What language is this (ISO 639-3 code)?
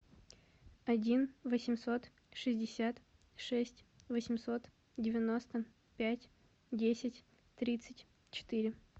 rus